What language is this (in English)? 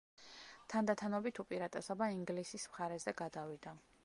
Georgian